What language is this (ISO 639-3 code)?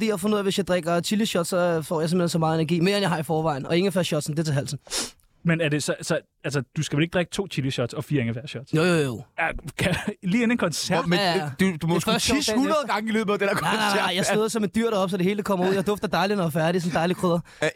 dan